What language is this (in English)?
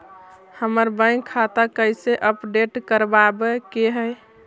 Magahi